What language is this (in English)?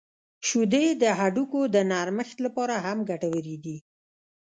Pashto